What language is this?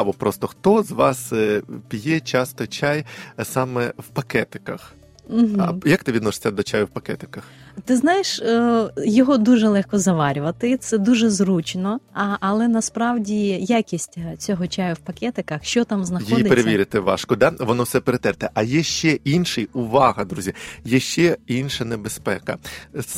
Ukrainian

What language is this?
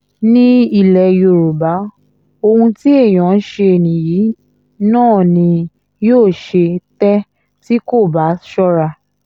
Yoruba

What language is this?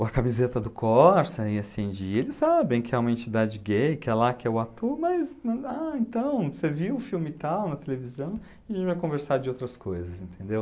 Portuguese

